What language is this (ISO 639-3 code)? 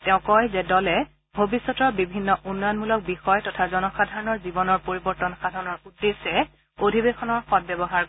asm